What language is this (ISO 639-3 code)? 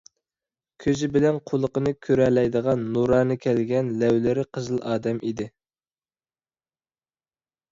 uig